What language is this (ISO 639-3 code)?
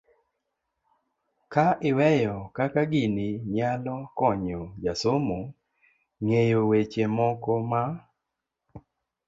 luo